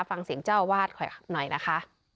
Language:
Thai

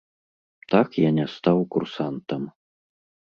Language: Belarusian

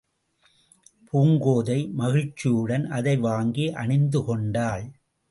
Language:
Tamil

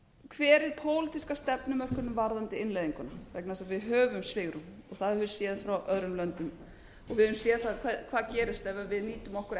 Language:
Icelandic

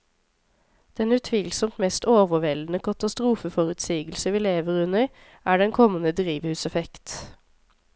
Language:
Norwegian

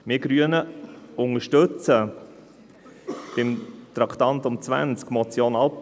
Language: Swiss German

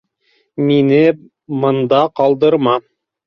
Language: Bashkir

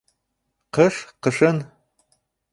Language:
Bashkir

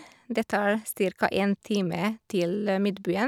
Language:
Norwegian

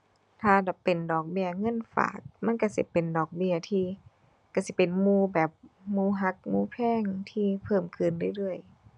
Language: Thai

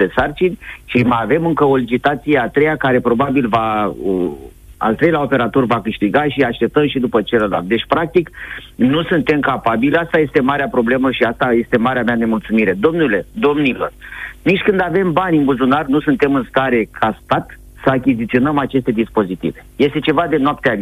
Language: Romanian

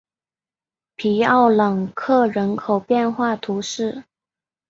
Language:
Chinese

